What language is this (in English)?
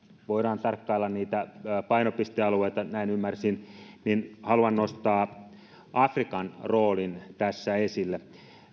Finnish